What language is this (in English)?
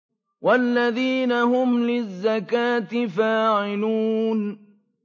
Arabic